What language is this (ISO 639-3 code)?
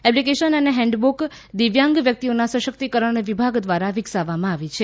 guj